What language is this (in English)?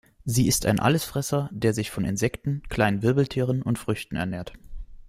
German